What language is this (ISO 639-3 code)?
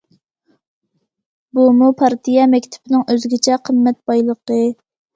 uig